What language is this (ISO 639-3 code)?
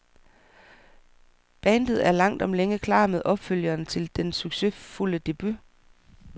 dan